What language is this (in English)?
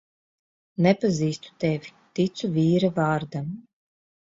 Latvian